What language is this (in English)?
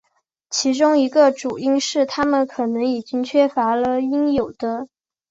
Chinese